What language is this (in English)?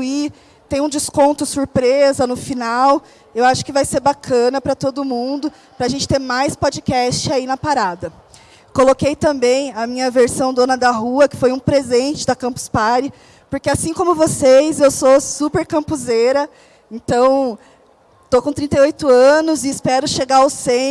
Portuguese